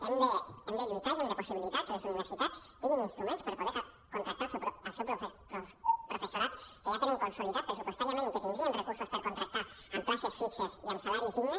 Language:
Catalan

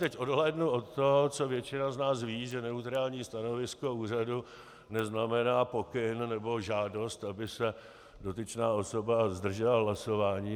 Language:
Czech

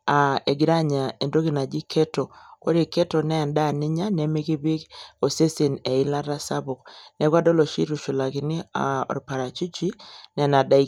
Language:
Masai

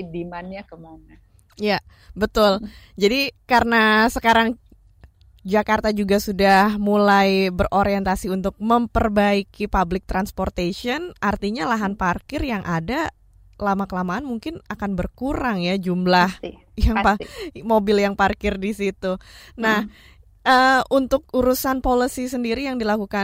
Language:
Indonesian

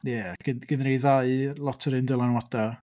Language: Welsh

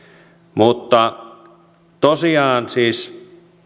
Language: Finnish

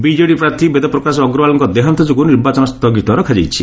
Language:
Odia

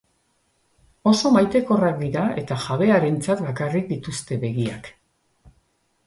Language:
Basque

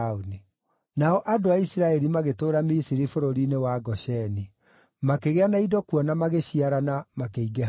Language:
Kikuyu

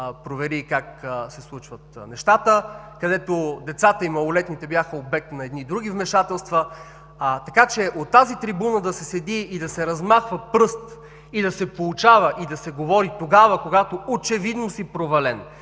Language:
Bulgarian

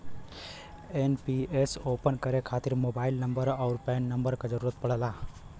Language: Bhojpuri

